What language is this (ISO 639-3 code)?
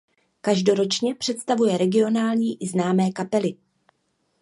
ces